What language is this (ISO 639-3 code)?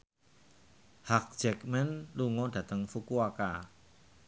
jav